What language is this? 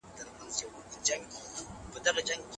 Pashto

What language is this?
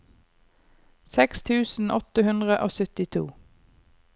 Norwegian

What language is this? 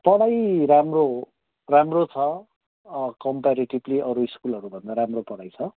Nepali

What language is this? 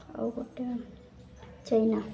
Odia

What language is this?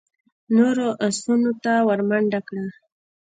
Pashto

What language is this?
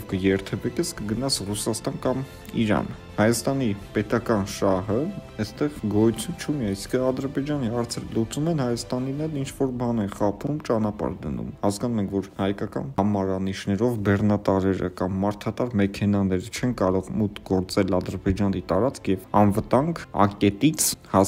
Polish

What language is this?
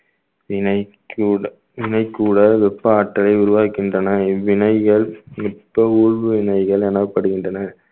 Tamil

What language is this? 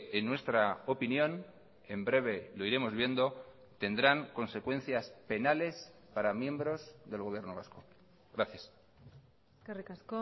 Spanish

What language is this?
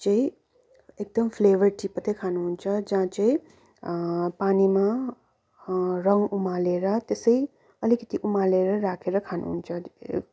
Nepali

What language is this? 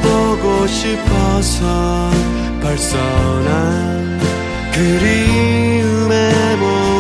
Korean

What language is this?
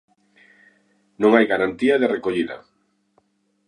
Galician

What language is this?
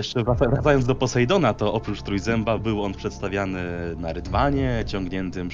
Polish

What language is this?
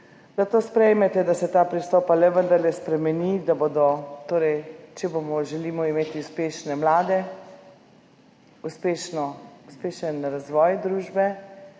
Slovenian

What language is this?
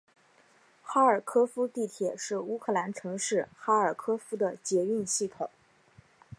Chinese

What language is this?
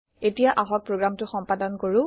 Assamese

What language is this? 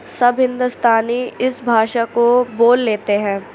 Urdu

